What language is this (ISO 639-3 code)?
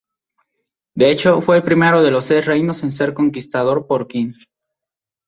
spa